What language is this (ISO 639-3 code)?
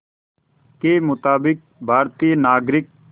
hin